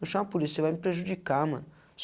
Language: Portuguese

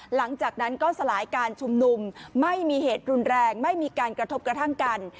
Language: Thai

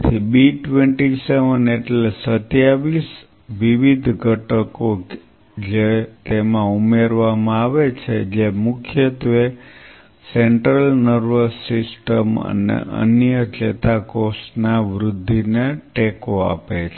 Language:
Gujarati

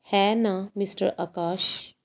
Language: Punjabi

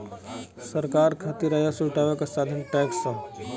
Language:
Bhojpuri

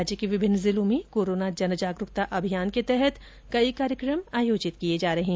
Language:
Hindi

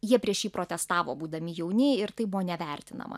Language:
Lithuanian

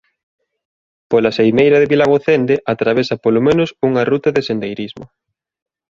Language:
Galician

